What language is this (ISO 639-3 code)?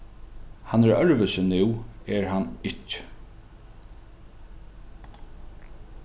fao